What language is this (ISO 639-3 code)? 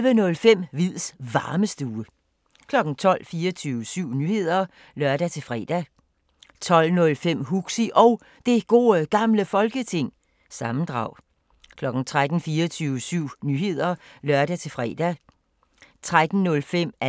dan